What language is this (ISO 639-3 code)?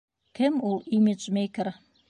bak